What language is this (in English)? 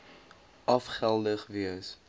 Afrikaans